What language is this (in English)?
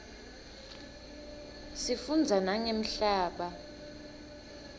Swati